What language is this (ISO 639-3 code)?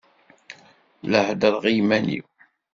kab